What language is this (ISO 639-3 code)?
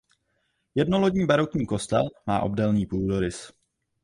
ces